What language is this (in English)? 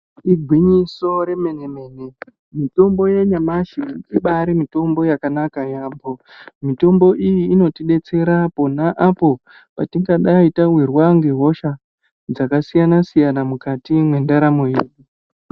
Ndau